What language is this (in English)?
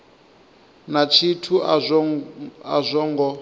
Venda